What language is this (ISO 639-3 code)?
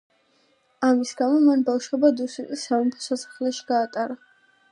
kat